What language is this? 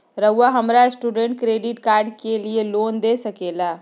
Magahi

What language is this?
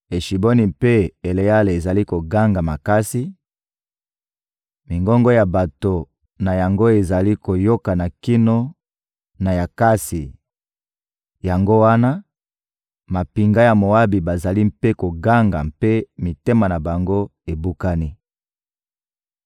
Lingala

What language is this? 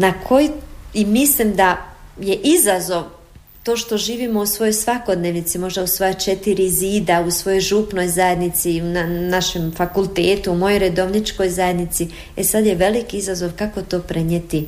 Croatian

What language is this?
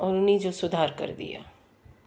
Sindhi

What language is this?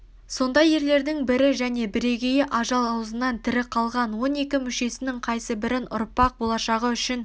Kazakh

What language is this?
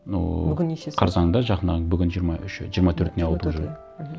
Kazakh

